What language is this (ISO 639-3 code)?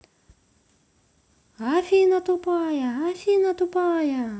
rus